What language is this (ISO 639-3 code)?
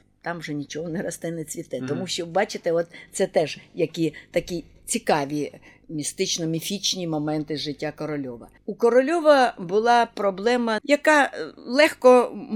ukr